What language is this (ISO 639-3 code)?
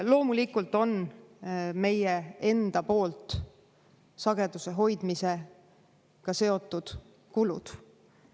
est